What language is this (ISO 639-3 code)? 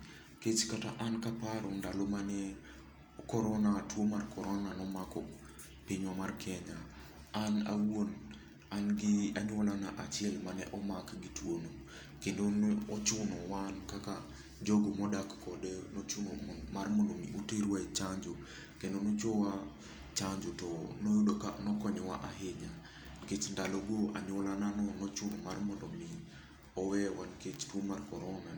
luo